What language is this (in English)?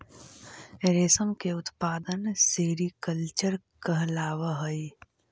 Magahi